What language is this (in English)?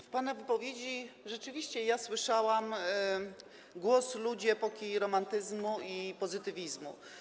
Polish